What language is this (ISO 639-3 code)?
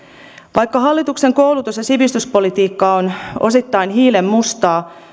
fin